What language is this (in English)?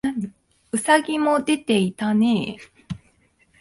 Japanese